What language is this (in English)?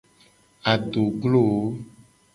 Gen